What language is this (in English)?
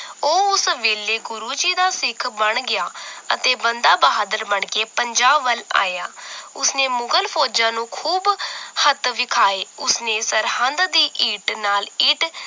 Punjabi